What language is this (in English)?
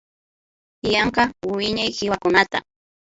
Imbabura Highland Quichua